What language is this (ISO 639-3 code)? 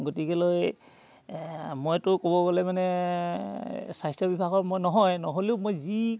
asm